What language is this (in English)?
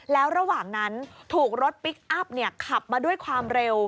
Thai